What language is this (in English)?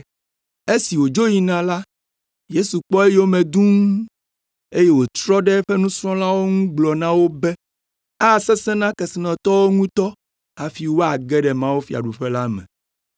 Ewe